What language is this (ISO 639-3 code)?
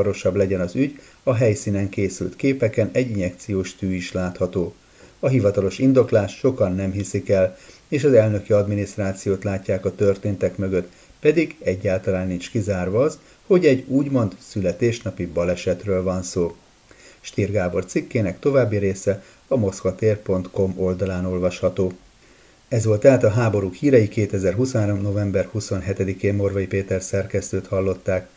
hun